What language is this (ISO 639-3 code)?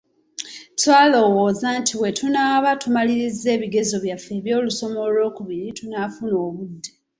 lug